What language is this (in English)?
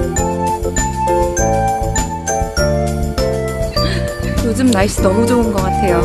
Korean